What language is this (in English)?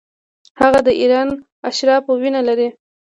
Pashto